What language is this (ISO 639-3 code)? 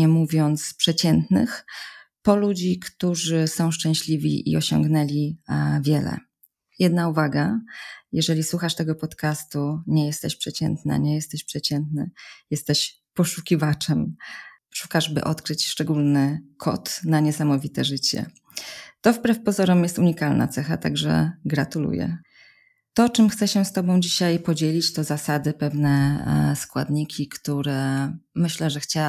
pol